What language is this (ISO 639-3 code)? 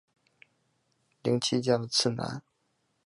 zho